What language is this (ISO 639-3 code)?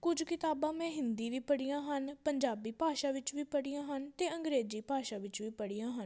pan